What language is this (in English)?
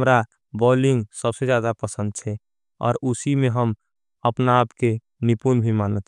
Angika